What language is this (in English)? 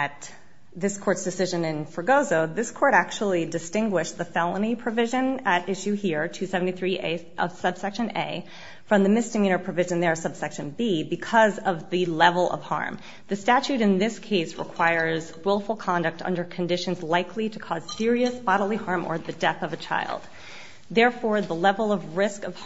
English